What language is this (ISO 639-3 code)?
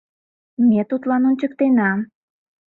chm